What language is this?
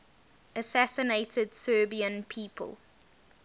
English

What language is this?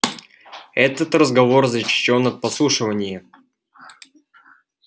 Russian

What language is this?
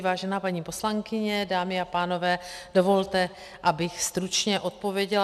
Czech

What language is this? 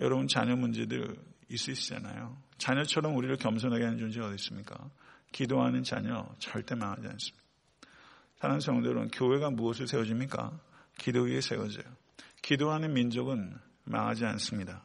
Korean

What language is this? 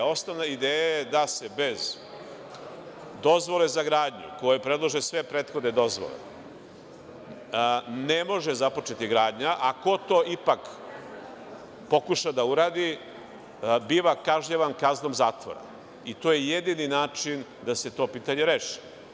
Serbian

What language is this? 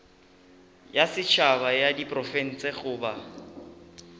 Northern Sotho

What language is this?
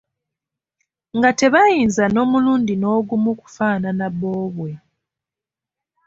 Ganda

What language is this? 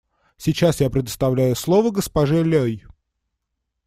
Russian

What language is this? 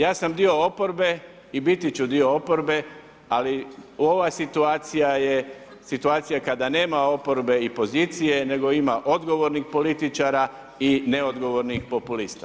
Croatian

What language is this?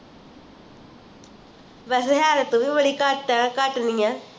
Punjabi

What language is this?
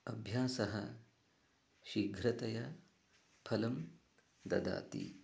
Sanskrit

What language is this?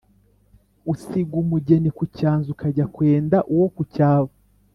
Kinyarwanda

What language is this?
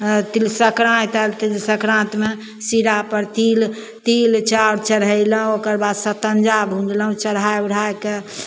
Maithili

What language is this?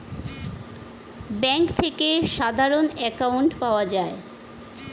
Bangla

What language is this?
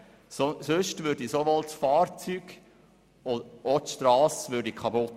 Swiss German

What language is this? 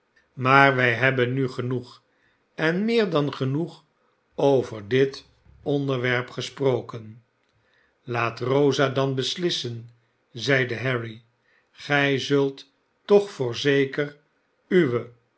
Dutch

